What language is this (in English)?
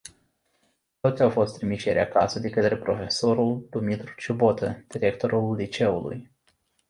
Romanian